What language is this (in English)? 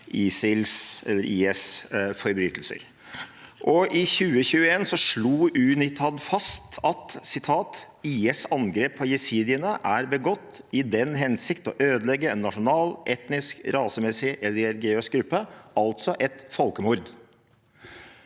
Norwegian